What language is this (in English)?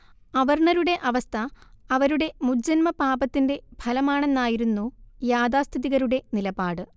Malayalam